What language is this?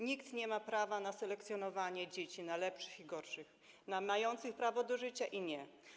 Polish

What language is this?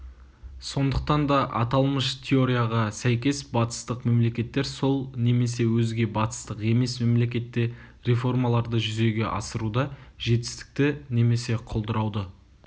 Kazakh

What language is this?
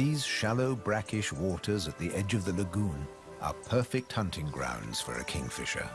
English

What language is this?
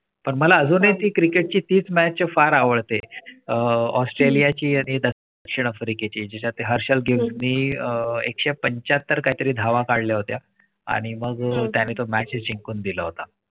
Marathi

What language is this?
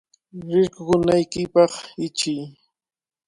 Cajatambo North Lima Quechua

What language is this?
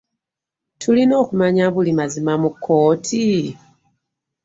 Ganda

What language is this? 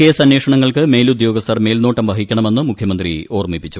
Malayalam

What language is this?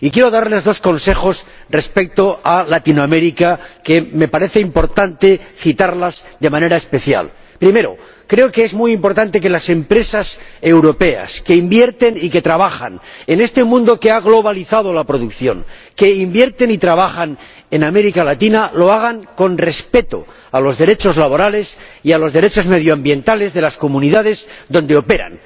Spanish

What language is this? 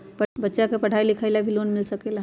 Magahi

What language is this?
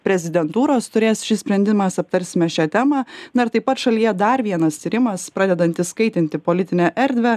Lithuanian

